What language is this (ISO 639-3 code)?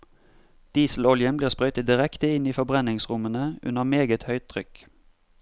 nor